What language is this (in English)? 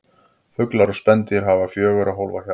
Icelandic